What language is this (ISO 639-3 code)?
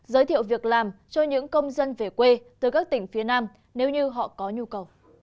vie